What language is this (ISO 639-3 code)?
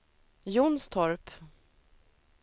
swe